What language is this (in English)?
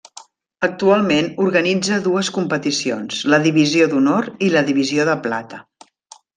Catalan